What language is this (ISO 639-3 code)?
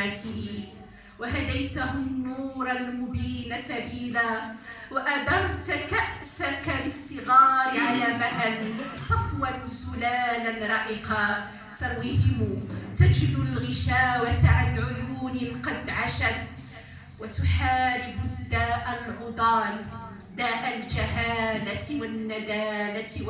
ara